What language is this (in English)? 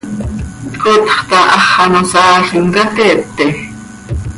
Seri